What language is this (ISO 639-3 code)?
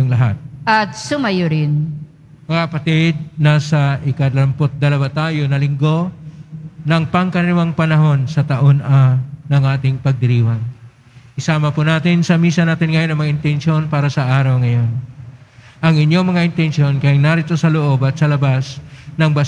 fil